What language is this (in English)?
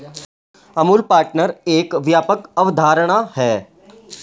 Hindi